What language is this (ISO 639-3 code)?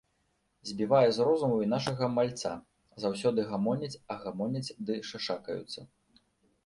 bel